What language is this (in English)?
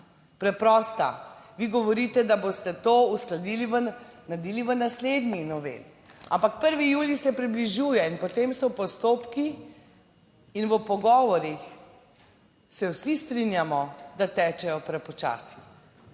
Slovenian